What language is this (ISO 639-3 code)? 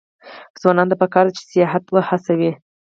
pus